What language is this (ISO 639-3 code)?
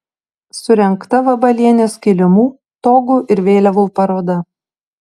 lit